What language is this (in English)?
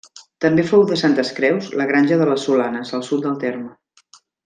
Catalan